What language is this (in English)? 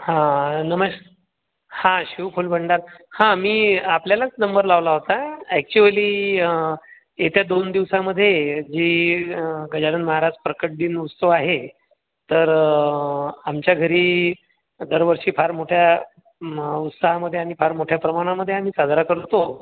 Marathi